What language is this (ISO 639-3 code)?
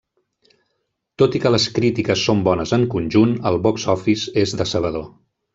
cat